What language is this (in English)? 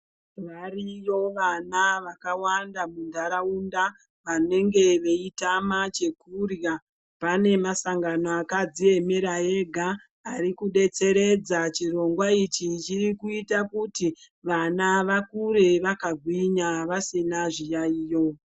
Ndau